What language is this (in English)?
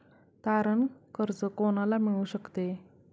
Marathi